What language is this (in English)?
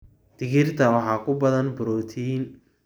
Somali